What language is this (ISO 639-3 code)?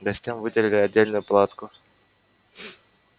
rus